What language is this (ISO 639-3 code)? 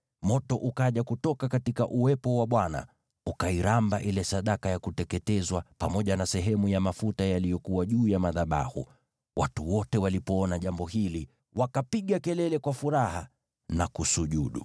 swa